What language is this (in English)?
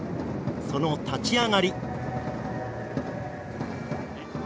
Japanese